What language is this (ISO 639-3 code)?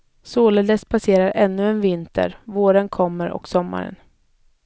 swe